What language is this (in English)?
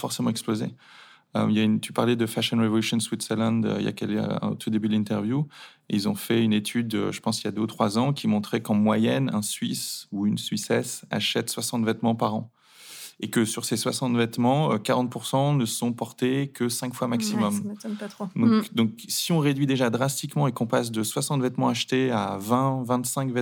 French